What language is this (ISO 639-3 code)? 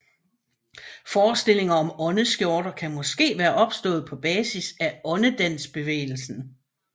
dan